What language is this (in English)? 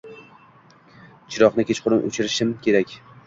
Uzbek